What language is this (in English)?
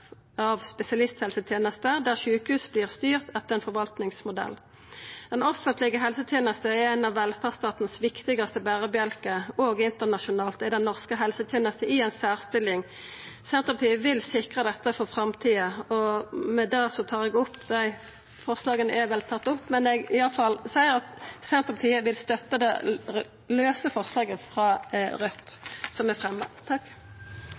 Norwegian Nynorsk